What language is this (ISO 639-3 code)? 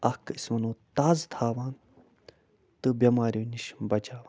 kas